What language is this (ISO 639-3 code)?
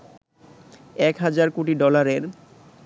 ben